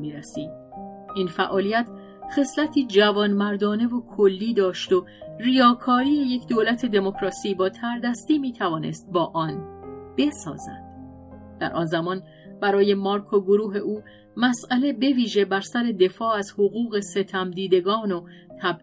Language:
Persian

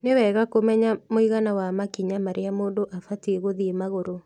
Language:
Kikuyu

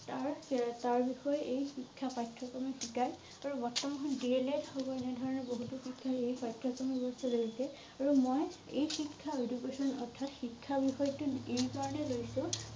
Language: Assamese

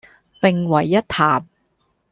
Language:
Cantonese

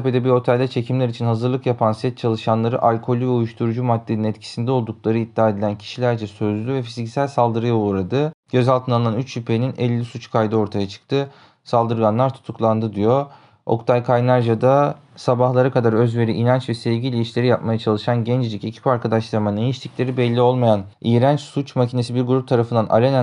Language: Turkish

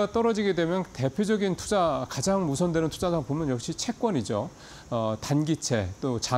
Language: Korean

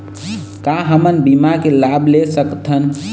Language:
Chhattisgarhi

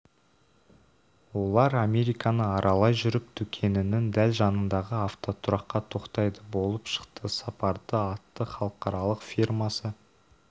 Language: Kazakh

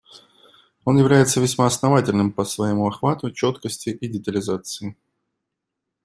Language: Russian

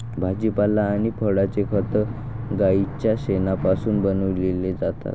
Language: Marathi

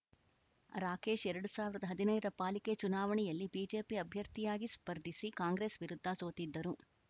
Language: Kannada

